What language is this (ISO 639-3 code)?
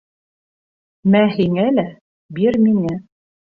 bak